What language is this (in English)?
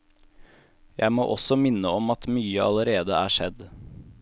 Norwegian